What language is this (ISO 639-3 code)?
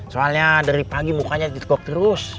ind